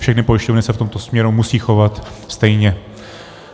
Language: Czech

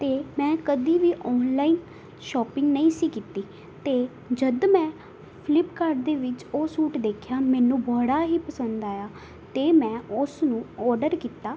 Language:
Punjabi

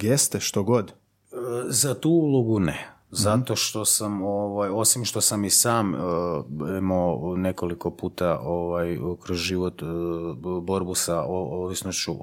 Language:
Croatian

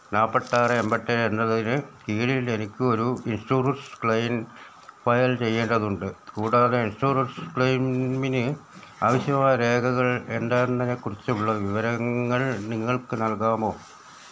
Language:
Malayalam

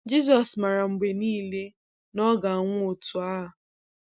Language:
Igbo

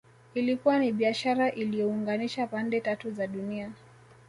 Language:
Swahili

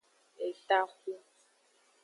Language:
Aja (Benin)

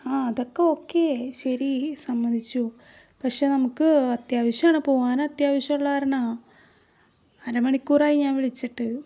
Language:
Malayalam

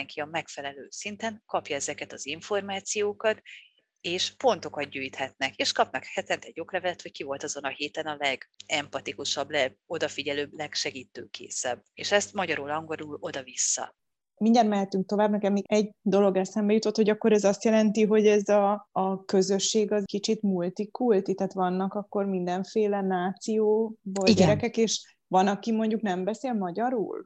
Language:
Hungarian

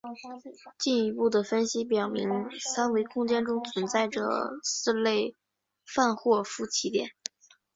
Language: Chinese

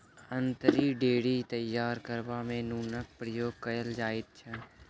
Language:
Maithili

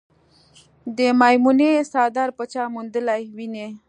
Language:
Pashto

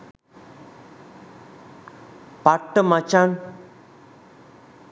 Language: Sinhala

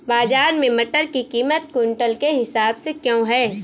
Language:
Hindi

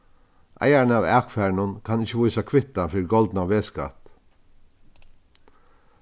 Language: Faroese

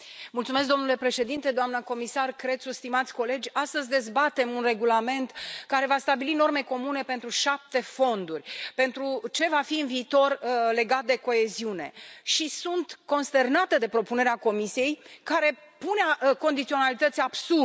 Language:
Romanian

